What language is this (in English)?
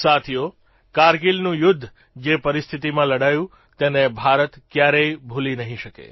Gujarati